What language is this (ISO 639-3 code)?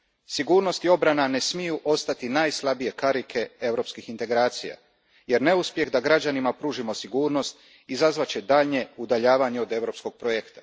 hrv